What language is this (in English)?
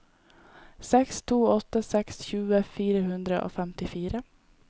Norwegian